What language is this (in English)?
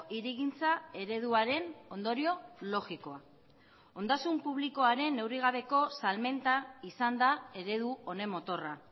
Basque